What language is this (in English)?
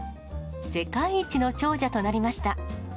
Japanese